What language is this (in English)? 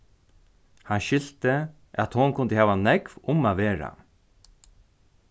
Faroese